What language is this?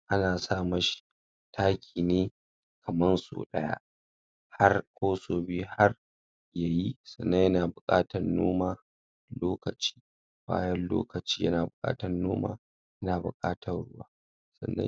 Hausa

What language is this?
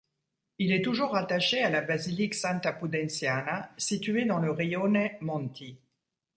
French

